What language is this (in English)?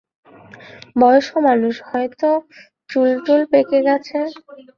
Bangla